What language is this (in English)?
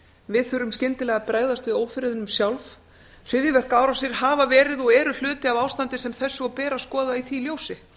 Icelandic